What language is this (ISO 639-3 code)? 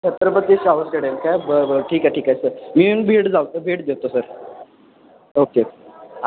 mar